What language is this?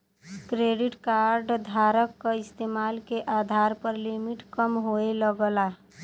Bhojpuri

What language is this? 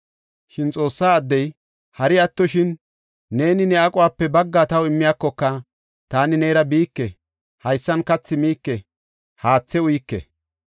Gofa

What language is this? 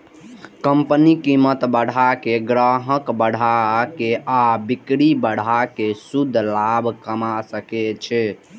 Maithili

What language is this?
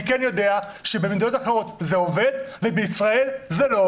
Hebrew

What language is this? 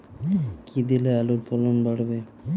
Bangla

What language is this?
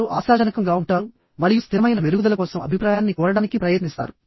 Telugu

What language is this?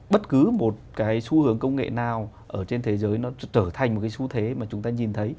Vietnamese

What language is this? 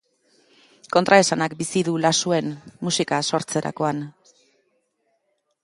Basque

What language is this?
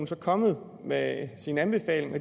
Danish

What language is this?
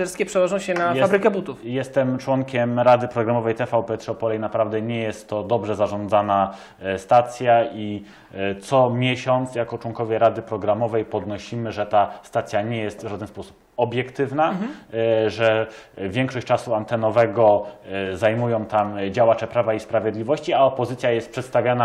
Polish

